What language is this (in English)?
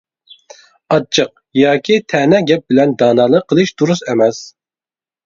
Uyghur